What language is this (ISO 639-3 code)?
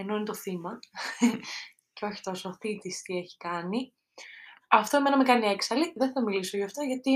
ell